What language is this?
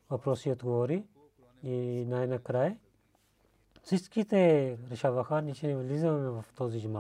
Bulgarian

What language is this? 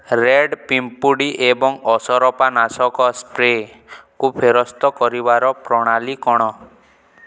Odia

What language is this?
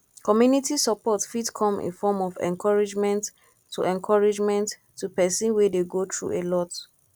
Nigerian Pidgin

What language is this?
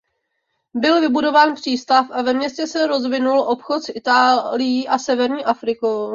Czech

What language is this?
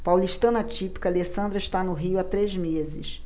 Portuguese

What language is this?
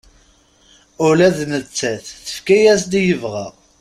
Kabyle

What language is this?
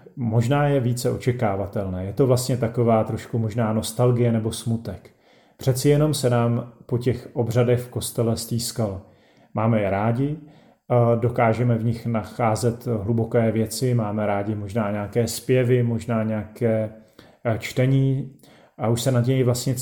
Czech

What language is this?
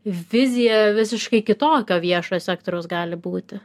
Lithuanian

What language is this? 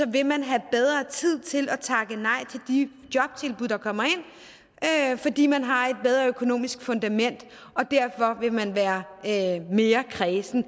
Danish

